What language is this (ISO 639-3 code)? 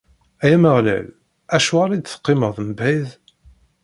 kab